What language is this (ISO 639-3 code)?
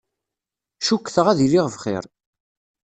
kab